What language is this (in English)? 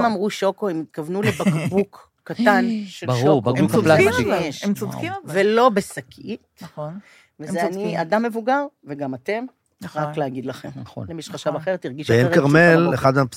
Hebrew